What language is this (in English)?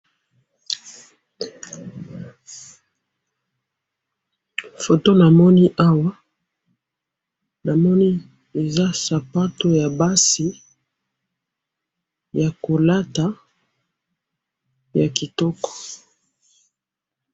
Lingala